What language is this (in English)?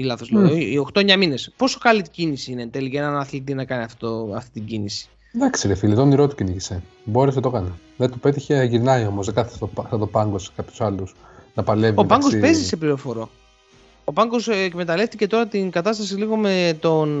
Greek